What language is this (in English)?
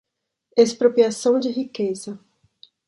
Portuguese